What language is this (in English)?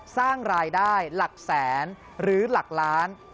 Thai